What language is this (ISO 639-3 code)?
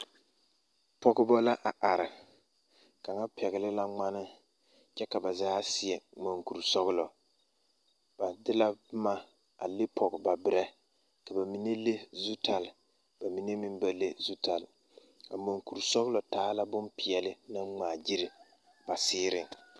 dga